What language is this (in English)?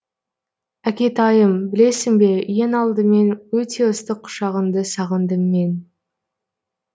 Kazakh